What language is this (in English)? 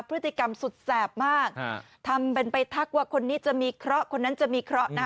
Thai